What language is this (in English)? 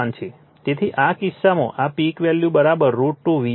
Gujarati